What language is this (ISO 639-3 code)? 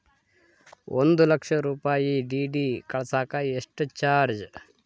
kan